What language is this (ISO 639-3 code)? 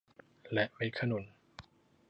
tha